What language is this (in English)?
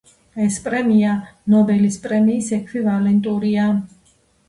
Georgian